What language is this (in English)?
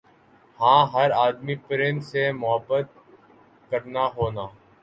Urdu